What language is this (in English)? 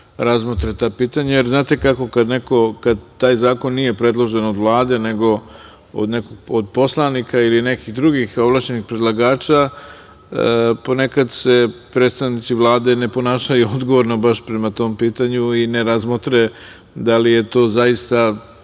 Serbian